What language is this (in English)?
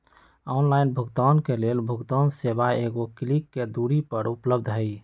Magahi